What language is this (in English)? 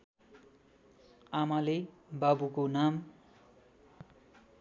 Nepali